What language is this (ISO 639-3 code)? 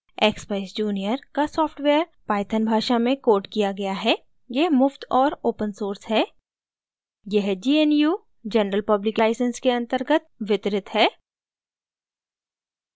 hin